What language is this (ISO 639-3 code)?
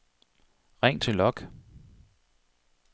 dan